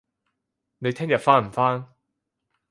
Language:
Cantonese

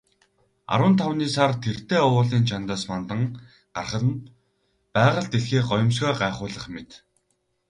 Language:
Mongolian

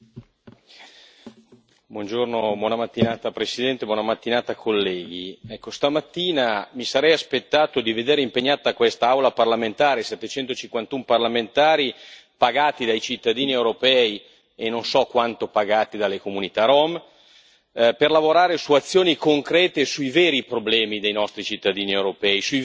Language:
Italian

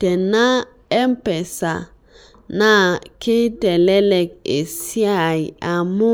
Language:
Masai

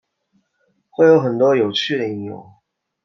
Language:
Chinese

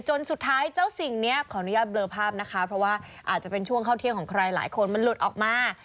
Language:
Thai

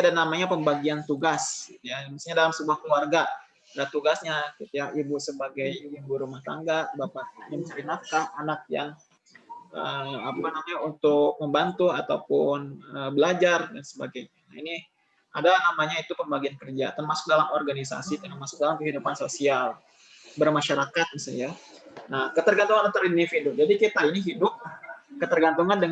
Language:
Indonesian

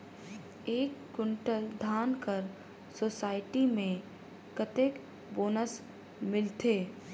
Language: Chhattisgarhi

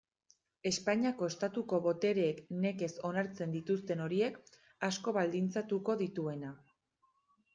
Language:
Basque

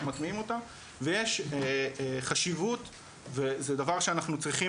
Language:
Hebrew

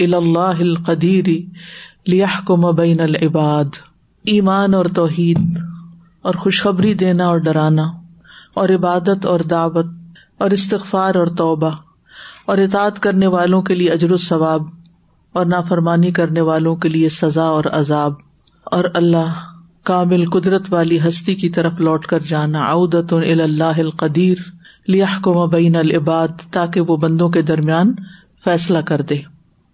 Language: Urdu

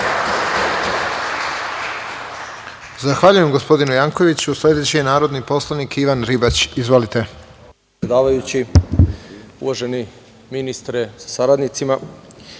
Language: Serbian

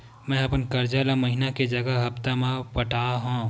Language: Chhattisgarhi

